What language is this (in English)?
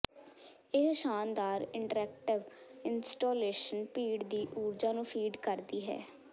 Punjabi